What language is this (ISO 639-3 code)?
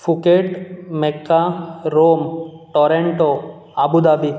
kok